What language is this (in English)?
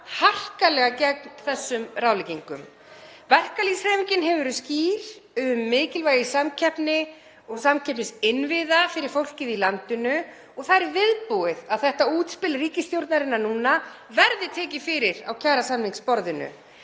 Icelandic